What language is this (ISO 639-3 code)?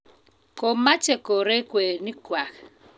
kln